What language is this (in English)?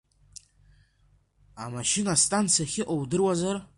Abkhazian